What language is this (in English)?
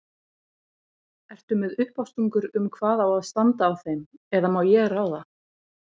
Icelandic